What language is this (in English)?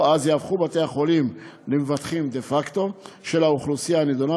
Hebrew